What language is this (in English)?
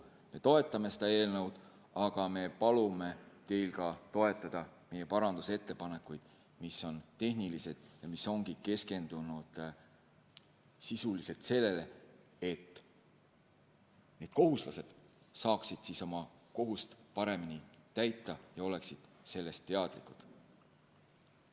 Estonian